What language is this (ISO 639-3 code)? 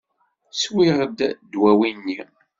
kab